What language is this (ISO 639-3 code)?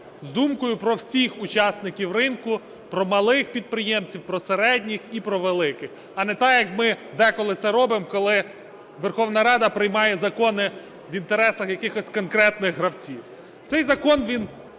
ukr